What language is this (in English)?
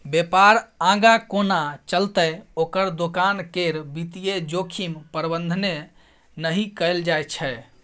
Maithili